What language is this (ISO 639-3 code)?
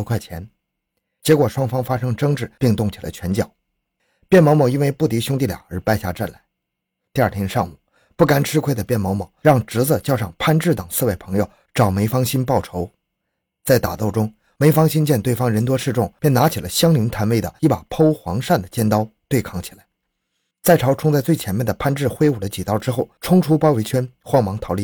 zho